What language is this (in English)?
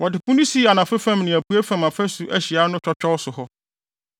Akan